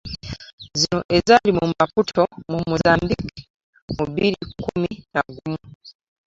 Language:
Ganda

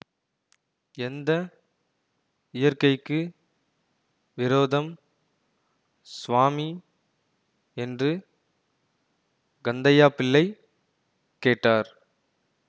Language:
Tamil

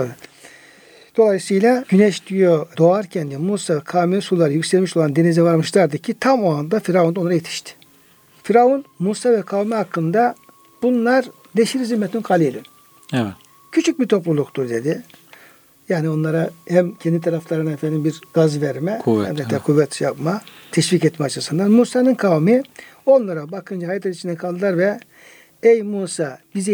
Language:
Turkish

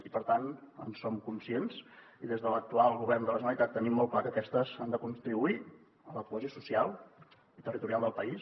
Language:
Catalan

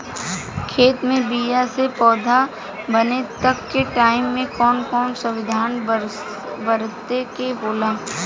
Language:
Bhojpuri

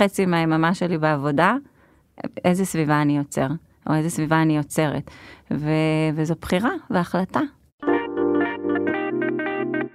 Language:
Hebrew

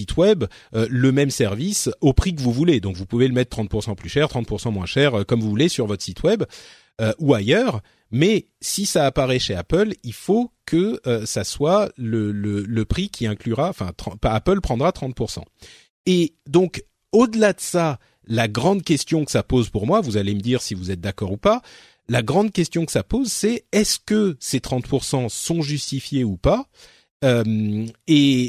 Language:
French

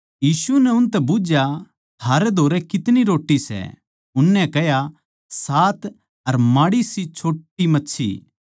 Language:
Haryanvi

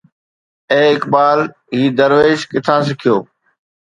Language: Sindhi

